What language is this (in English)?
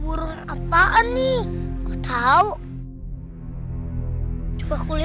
Indonesian